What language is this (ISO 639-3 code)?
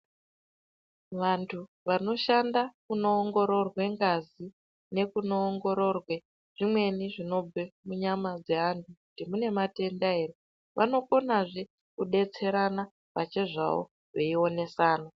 ndc